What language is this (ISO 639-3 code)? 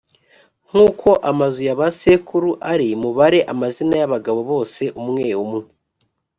kin